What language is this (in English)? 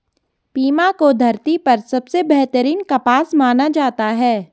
Hindi